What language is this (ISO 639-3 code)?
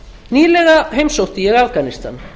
isl